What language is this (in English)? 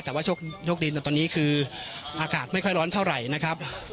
Thai